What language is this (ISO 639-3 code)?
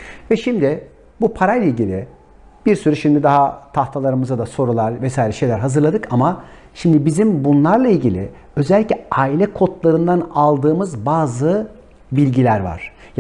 tur